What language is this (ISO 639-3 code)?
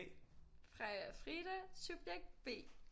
dan